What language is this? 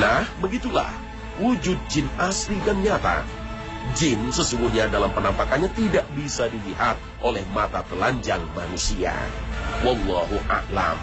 Indonesian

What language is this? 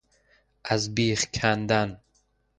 Persian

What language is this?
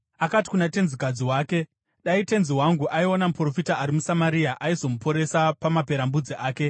Shona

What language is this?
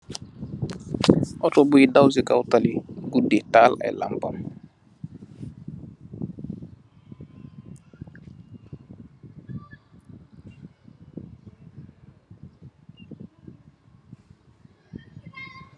Wolof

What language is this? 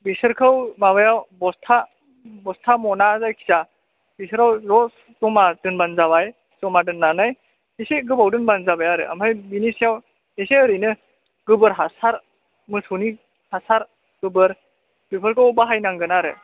Bodo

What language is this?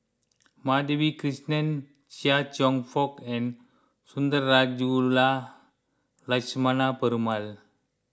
English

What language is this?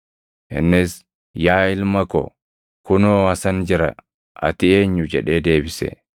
Oromo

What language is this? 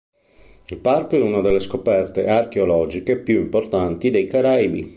Italian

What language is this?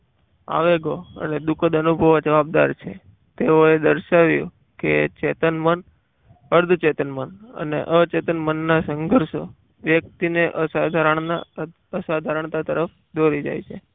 Gujarati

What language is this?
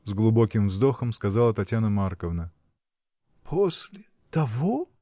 Russian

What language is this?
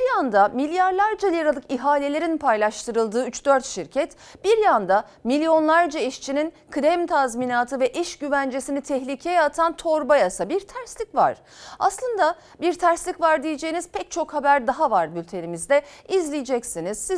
Turkish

